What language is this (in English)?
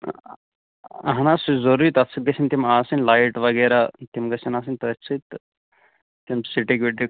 Kashmiri